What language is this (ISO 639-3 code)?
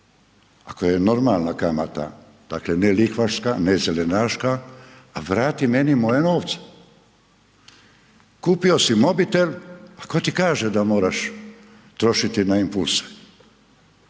hrv